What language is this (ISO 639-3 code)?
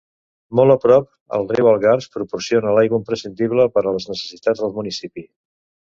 cat